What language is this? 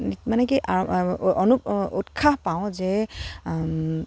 Assamese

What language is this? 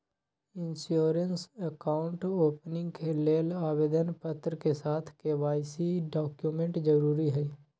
Magahi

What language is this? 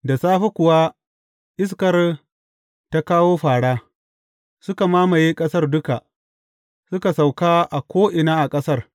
Hausa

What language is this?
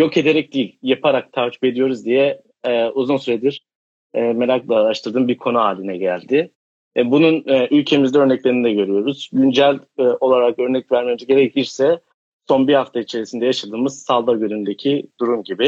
Turkish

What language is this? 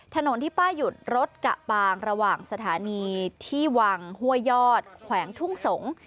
Thai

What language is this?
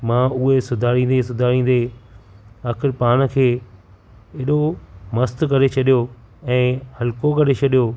Sindhi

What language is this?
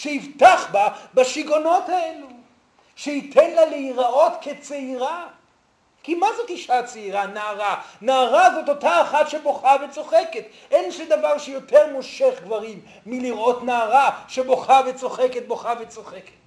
Hebrew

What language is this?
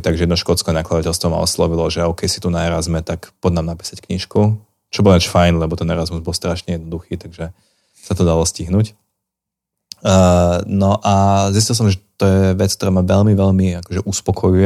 Slovak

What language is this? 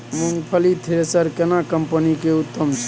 Maithili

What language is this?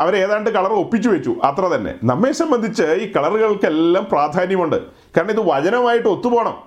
Malayalam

